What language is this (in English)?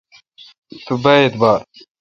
Kalkoti